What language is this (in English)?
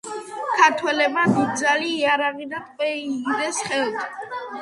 Georgian